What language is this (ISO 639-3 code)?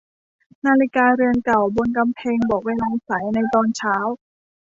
tha